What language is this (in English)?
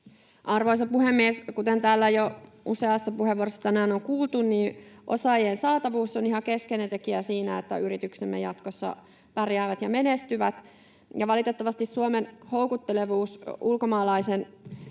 Finnish